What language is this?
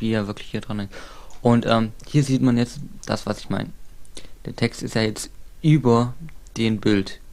German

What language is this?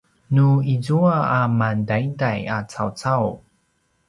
Paiwan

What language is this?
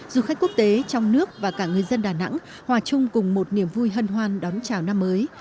Vietnamese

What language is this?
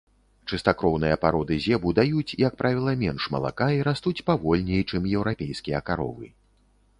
Belarusian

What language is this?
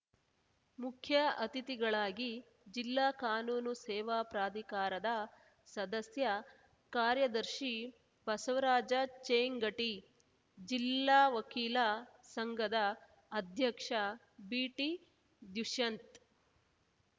Kannada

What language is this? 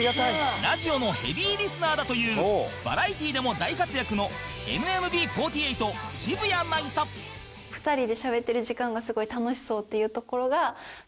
Japanese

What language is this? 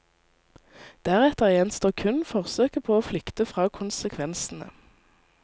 Norwegian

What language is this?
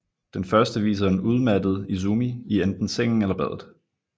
Danish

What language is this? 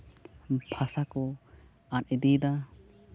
Santali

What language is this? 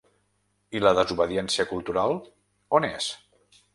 Catalan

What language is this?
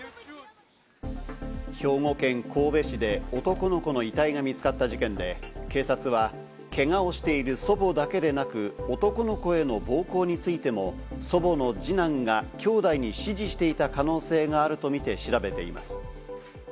Japanese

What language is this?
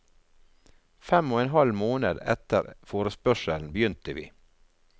Norwegian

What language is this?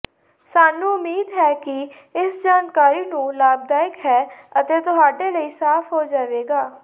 Punjabi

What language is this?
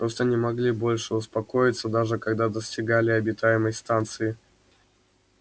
Russian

